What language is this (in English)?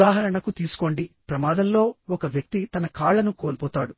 Telugu